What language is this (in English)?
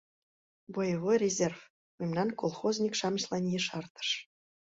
Mari